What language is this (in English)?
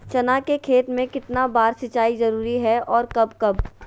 Magahi